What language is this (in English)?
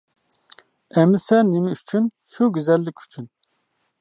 Uyghur